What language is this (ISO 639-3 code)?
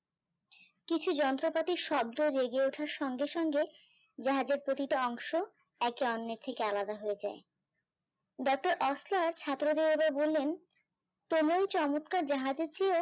ben